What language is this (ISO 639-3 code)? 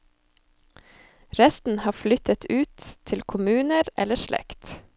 nor